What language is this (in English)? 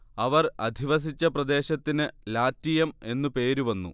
Malayalam